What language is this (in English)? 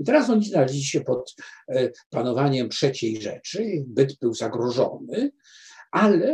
Polish